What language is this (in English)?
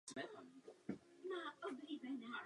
Czech